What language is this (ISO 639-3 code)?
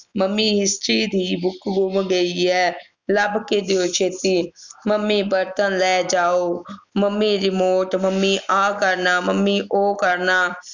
pan